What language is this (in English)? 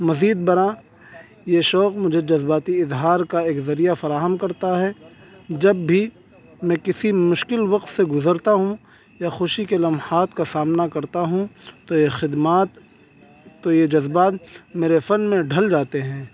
Urdu